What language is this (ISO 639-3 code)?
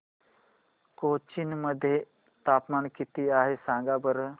mar